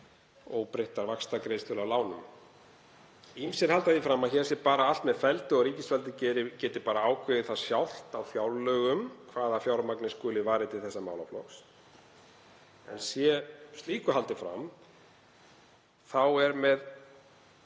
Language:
Icelandic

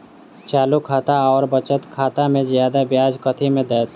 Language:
Maithili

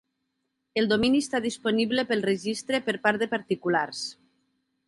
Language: Catalan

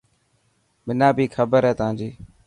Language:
Dhatki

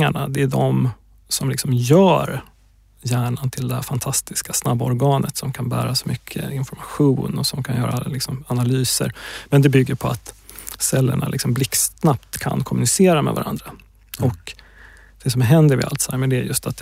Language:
Swedish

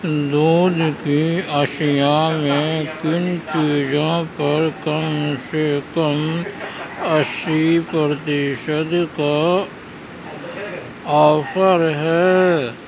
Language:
Urdu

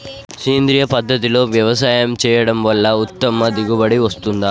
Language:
Telugu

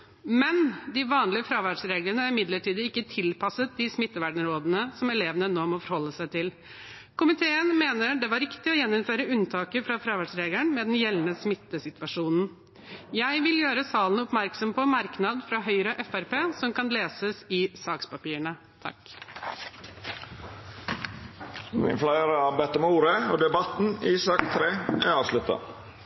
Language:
Norwegian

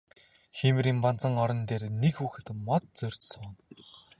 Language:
Mongolian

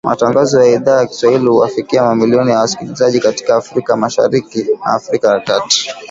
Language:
Swahili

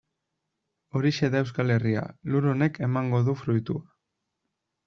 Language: Basque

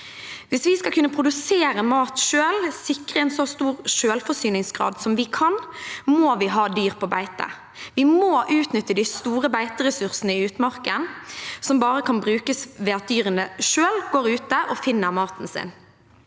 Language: Norwegian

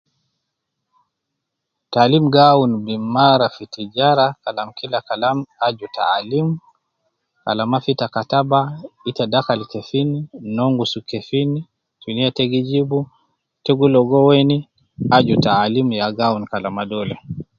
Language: Nubi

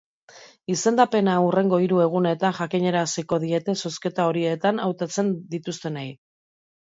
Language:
Basque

